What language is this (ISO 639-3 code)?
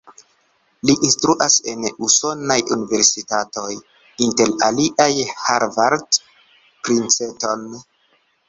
epo